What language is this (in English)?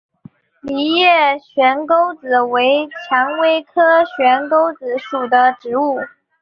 Chinese